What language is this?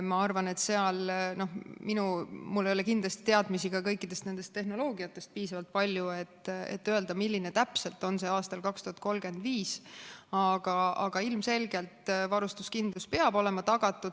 Estonian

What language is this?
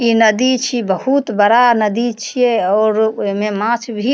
Maithili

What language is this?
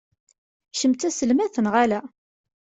Kabyle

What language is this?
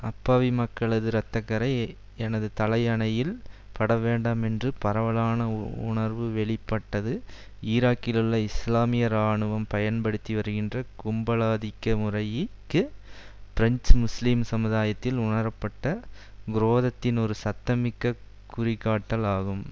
Tamil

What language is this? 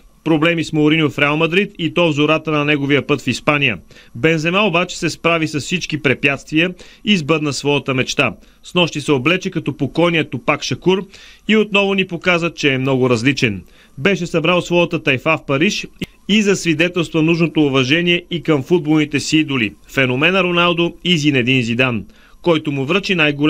Bulgarian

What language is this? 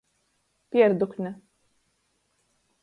Latgalian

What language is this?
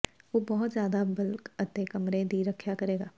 Punjabi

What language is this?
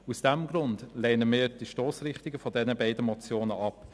Swiss German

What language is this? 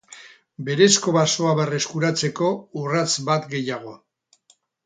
Basque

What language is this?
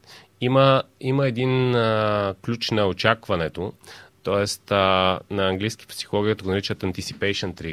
Bulgarian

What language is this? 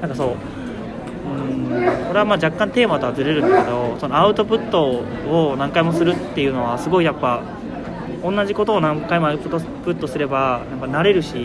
Japanese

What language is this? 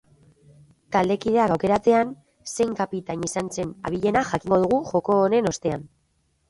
Basque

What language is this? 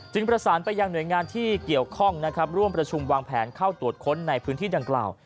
Thai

